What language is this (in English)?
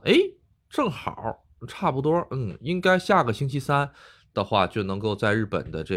Chinese